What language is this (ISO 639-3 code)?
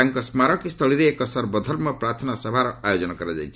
ori